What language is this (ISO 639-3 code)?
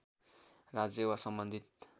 nep